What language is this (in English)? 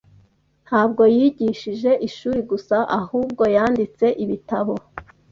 Kinyarwanda